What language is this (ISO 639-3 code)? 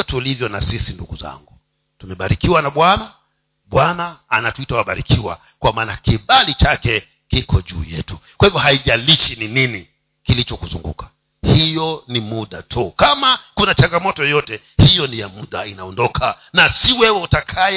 swa